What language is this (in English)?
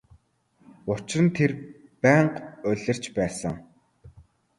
Mongolian